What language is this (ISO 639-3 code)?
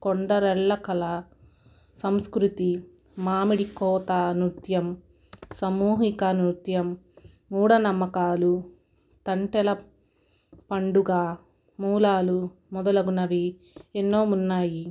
tel